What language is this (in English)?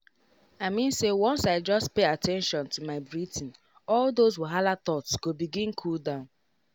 Nigerian Pidgin